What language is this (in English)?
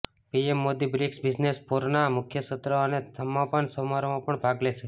Gujarati